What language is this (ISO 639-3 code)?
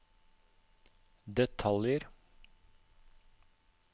nor